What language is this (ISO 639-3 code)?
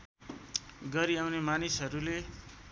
nep